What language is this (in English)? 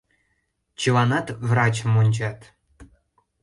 Mari